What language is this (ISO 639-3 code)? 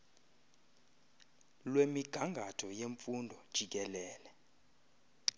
xho